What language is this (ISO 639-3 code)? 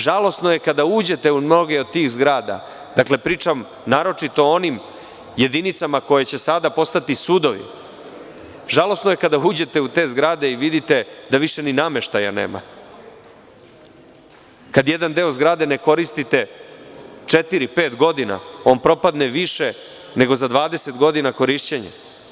srp